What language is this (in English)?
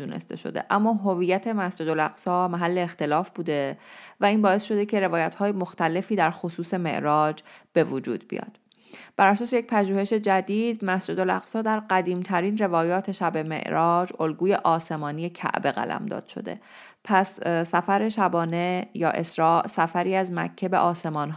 Persian